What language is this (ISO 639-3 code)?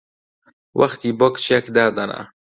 ckb